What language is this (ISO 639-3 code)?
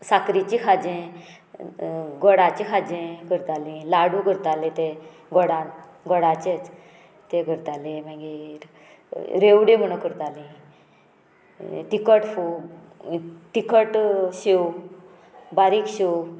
kok